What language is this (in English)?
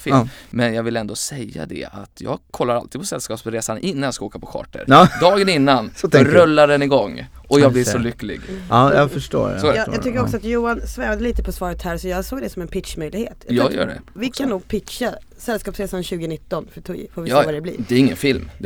Swedish